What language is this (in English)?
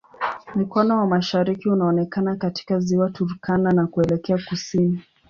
Swahili